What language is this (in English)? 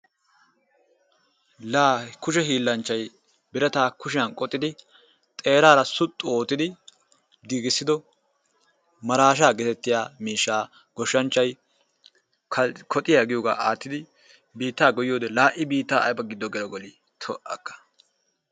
Wolaytta